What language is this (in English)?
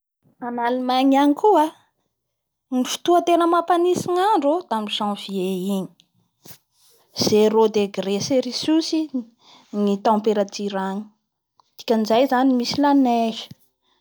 Bara Malagasy